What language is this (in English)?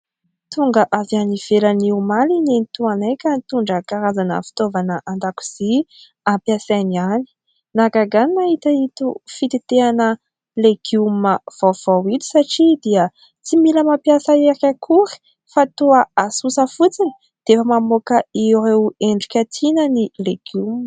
Malagasy